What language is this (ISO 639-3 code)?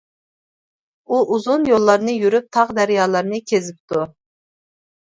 uig